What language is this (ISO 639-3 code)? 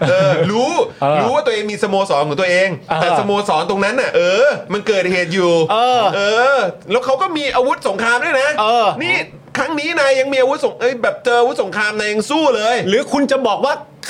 tha